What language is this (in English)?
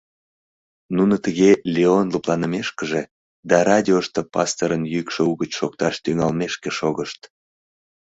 Mari